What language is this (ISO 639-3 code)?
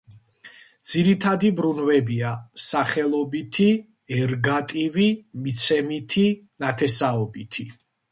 kat